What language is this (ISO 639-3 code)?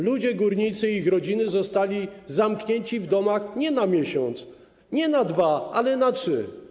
pol